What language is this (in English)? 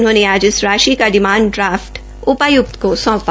Hindi